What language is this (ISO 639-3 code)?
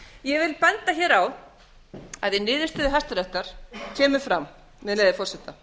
isl